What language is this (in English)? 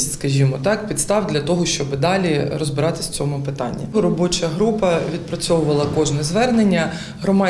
Ukrainian